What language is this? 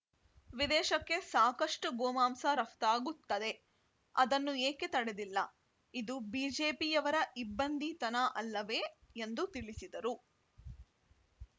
Kannada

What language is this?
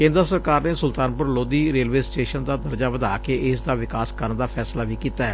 Punjabi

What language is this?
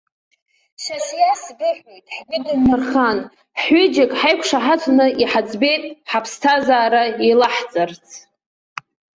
Abkhazian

